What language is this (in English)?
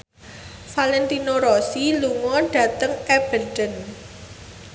Javanese